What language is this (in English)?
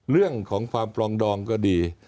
Thai